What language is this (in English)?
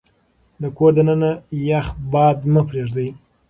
Pashto